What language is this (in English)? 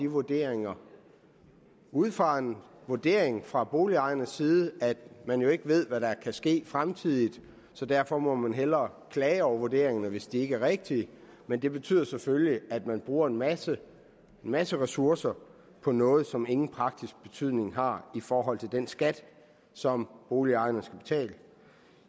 Danish